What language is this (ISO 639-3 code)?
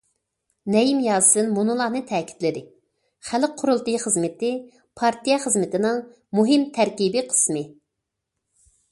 uig